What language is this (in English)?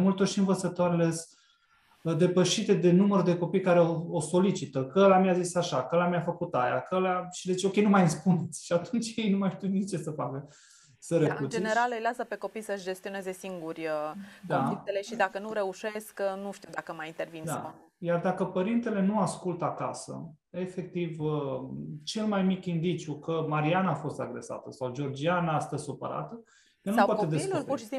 Romanian